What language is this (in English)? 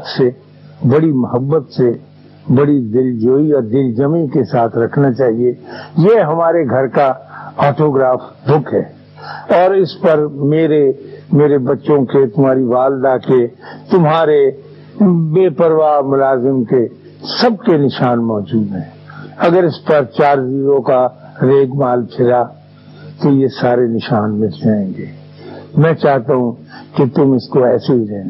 Urdu